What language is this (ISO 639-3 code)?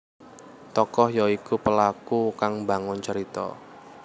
jav